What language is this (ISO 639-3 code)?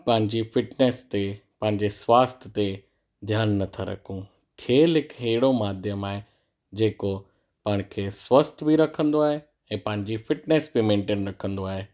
snd